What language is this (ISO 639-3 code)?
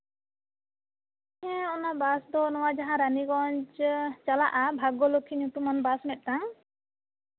sat